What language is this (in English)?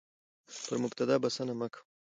Pashto